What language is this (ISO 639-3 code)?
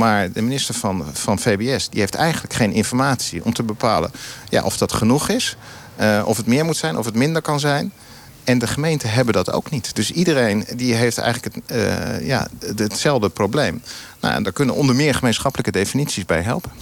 nld